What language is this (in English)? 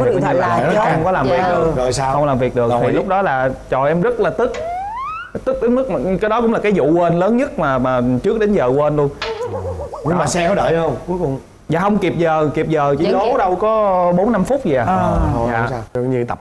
Vietnamese